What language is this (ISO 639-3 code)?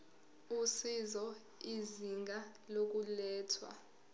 zul